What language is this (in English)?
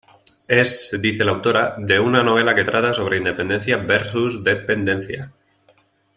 Spanish